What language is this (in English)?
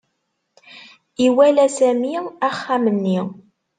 Kabyle